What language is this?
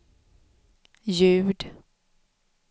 Swedish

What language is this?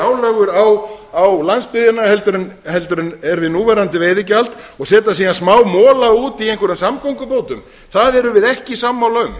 Icelandic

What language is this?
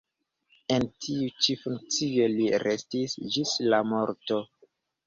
Esperanto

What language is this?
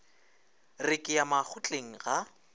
Northern Sotho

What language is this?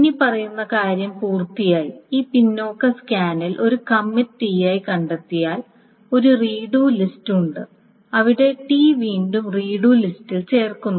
Malayalam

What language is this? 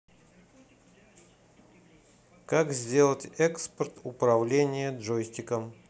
Russian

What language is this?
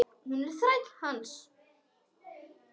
Icelandic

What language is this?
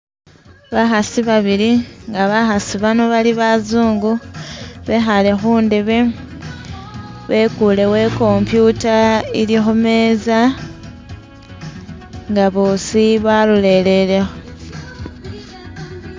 Masaaba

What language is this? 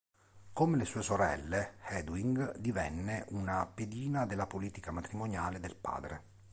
Italian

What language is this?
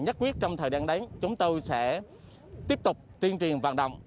Vietnamese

